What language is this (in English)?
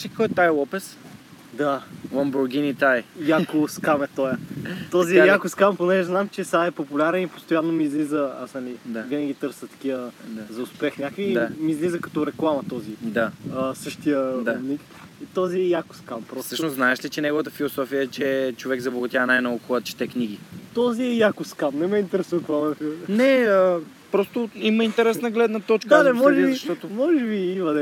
Bulgarian